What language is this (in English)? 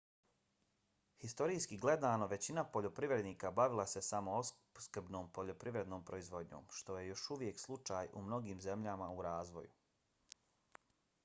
Bosnian